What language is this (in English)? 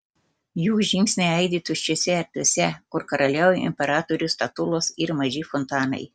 Lithuanian